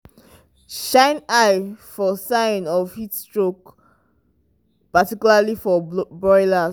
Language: Nigerian Pidgin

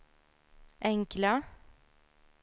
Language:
Swedish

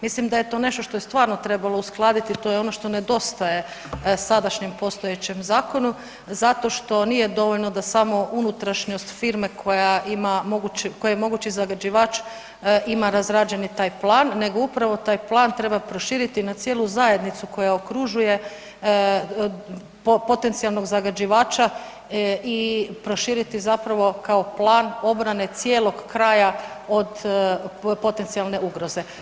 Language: Croatian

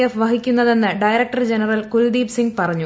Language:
Malayalam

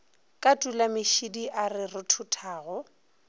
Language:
Northern Sotho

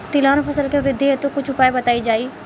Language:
Bhojpuri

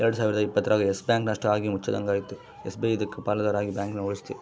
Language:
Kannada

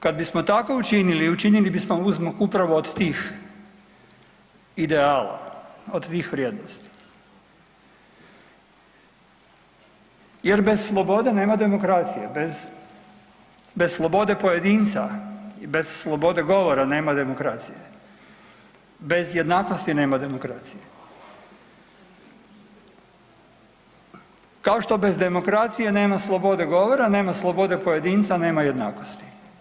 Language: Croatian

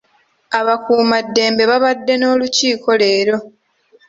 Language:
Ganda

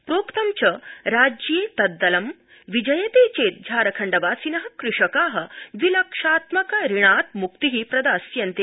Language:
Sanskrit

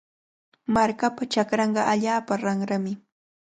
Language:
Cajatambo North Lima Quechua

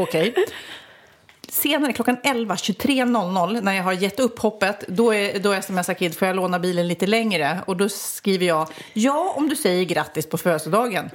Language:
Swedish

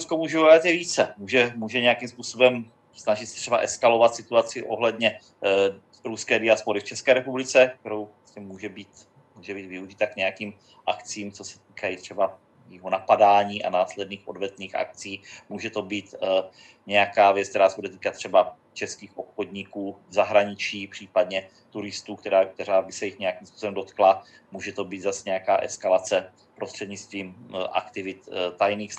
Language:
Czech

